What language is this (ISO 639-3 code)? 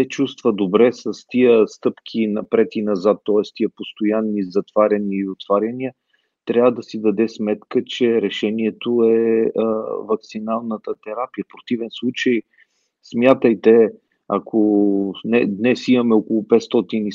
bul